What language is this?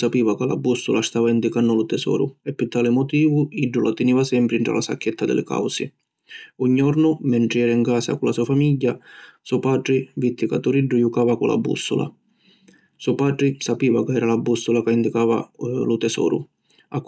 Sicilian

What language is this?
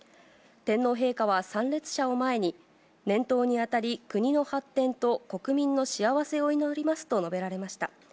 Japanese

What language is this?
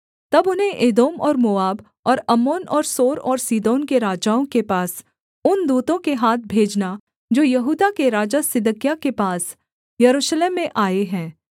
Hindi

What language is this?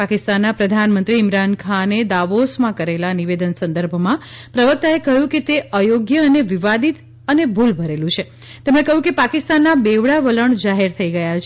Gujarati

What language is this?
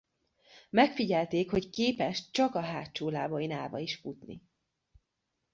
Hungarian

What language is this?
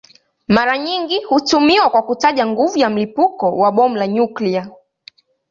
Swahili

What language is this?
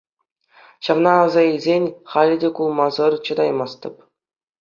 Chuvash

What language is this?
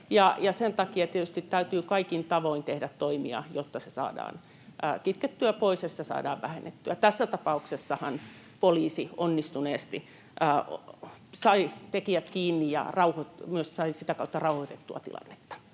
Finnish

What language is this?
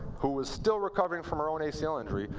English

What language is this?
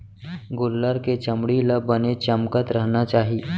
Chhattisgarhi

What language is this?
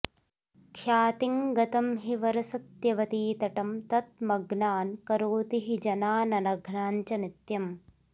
Sanskrit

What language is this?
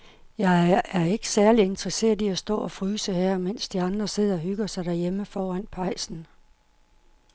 Danish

